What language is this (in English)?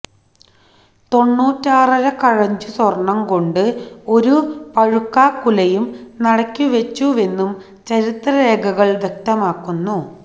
Malayalam